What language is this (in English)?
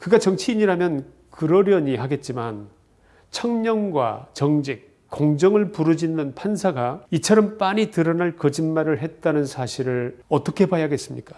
Korean